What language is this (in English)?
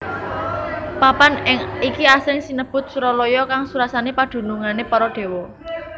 Javanese